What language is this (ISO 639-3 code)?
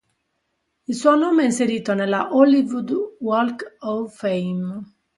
ita